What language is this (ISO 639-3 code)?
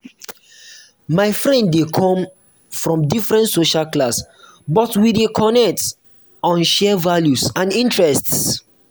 pcm